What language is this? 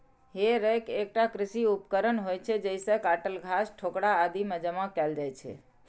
Maithili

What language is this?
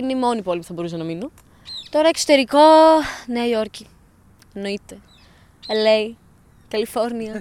Greek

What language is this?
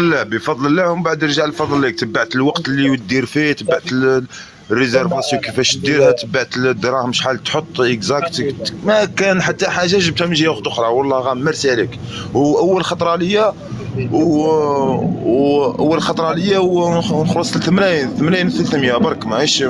Arabic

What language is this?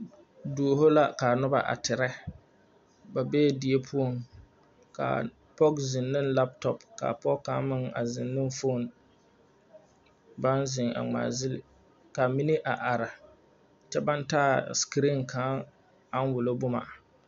Southern Dagaare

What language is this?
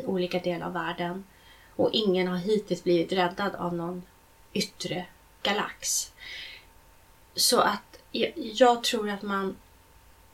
Swedish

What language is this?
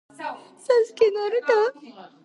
Georgian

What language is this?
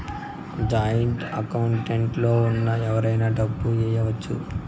Telugu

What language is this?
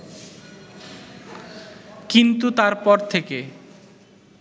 Bangla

